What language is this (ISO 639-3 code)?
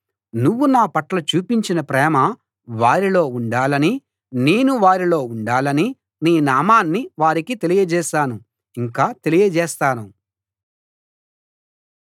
tel